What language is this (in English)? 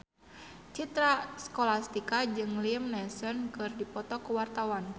Sundanese